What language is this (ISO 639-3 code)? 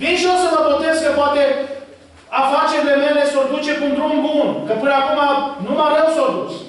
ron